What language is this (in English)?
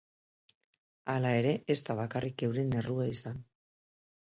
Basque